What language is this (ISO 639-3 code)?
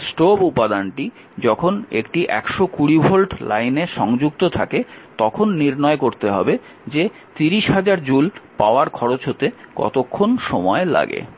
ben